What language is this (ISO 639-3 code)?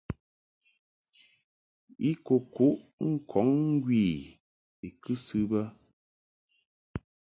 mhk